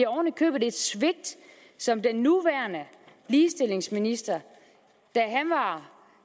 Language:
Danish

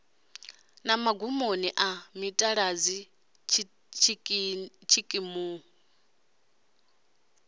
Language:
Venda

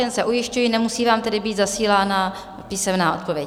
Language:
Czech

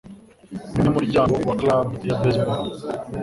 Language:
Kinyarwanda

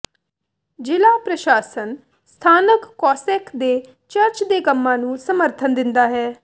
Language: Punjabi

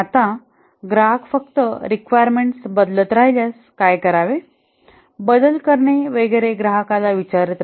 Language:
Marathi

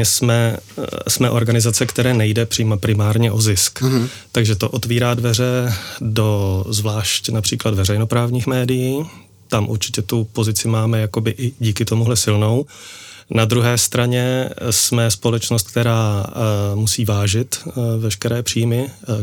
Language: Czech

